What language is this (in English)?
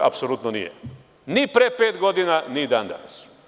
Serbian